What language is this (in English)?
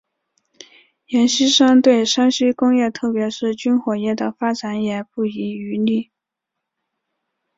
Chinese